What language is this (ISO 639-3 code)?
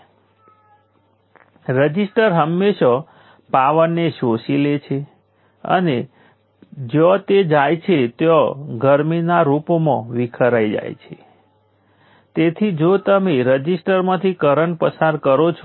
guj